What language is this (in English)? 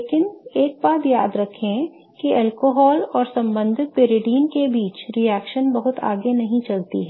Hindi